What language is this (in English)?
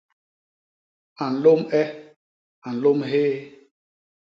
Basaa